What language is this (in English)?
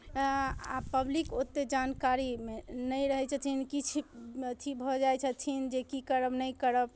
Maithili